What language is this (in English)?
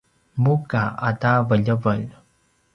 Paiwan